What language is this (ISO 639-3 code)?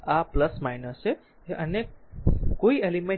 guj